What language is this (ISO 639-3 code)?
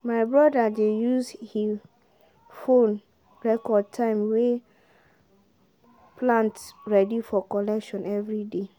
pcm